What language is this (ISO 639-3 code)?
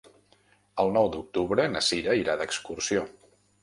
cat